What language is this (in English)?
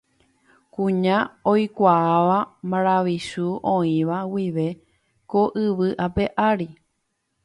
Guarani